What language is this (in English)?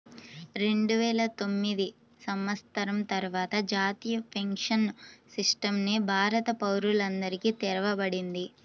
Telugu